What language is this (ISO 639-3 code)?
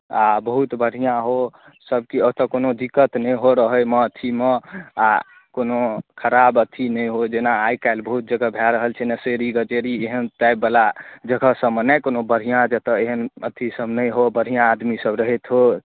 mai